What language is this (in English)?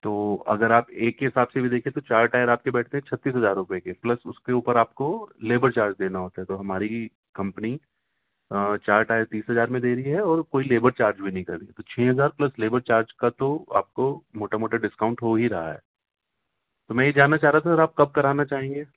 Urdu